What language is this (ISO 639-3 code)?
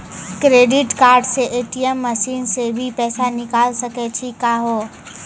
mai